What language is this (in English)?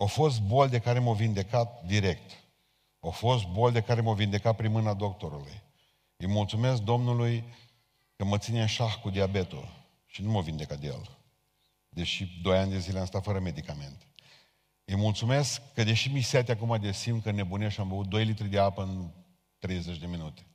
Romanian